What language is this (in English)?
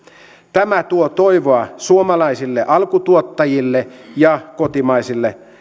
Finnish